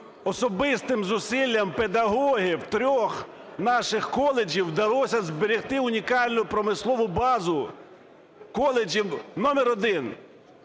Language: Ukrainian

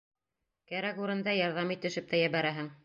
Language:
Bashkir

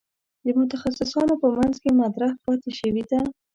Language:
Pashto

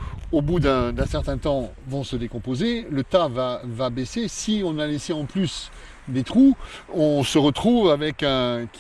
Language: French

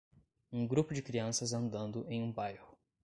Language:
Portuguese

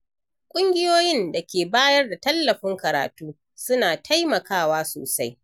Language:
Hausa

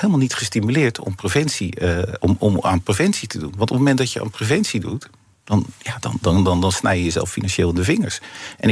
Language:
Dutch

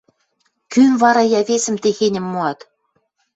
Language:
Western Mari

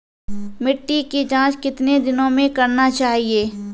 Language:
Maithili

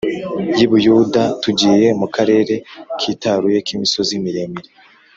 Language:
Kinyarwanda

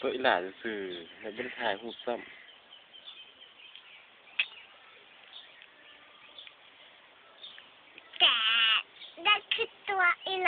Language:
Thai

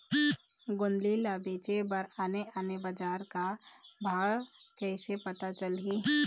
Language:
Chhattisgarhi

